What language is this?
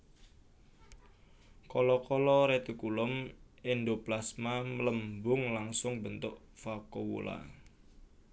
Javanese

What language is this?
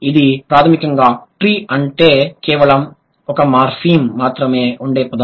Telugu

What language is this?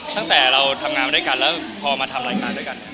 Thai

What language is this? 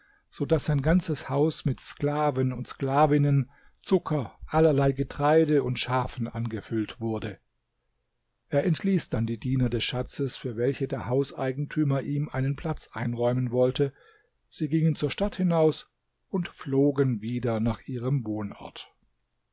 German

